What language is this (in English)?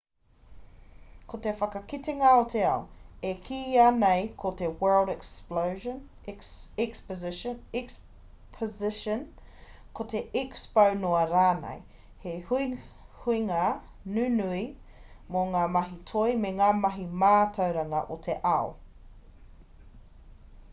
Māori